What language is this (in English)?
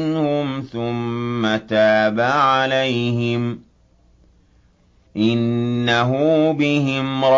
Arabic